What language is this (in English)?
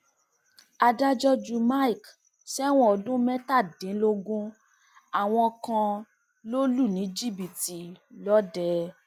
Yoruba